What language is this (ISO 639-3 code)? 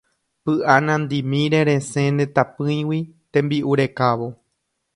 grn